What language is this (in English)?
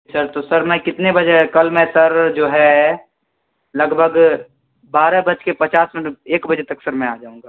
Urdu